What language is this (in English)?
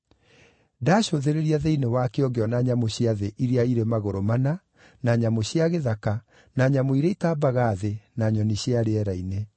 Kikuyu